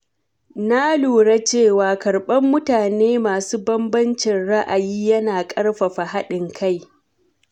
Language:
Hausa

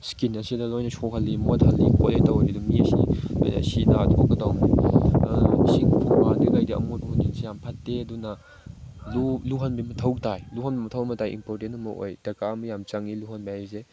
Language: Manipuri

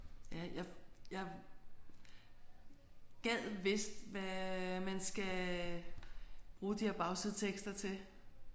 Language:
Danish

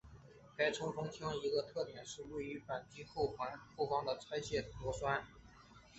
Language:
Chinese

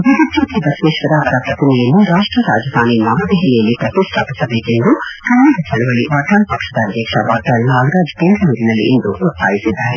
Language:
Kannada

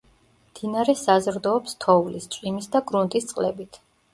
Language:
Georgian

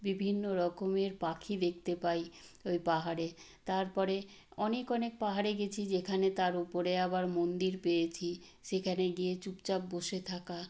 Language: Bangla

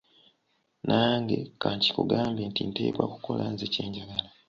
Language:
Ganda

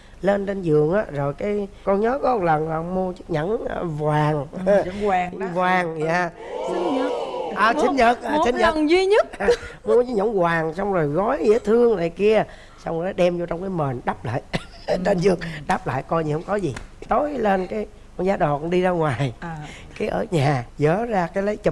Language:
Vietnamese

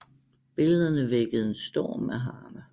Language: Danish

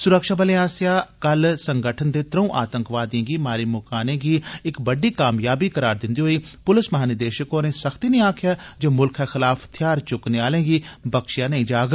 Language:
Dogri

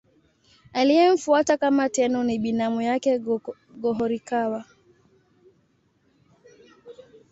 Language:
Swahili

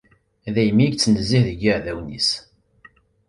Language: Kabyle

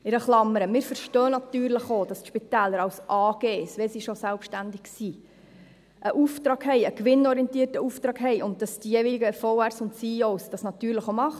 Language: Swiss German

